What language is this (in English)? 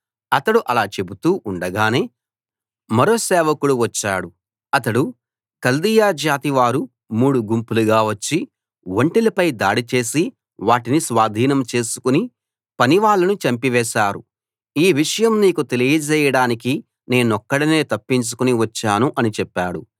Telugu